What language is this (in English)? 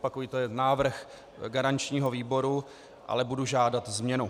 Czech